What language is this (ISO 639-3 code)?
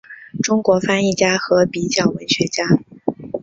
zho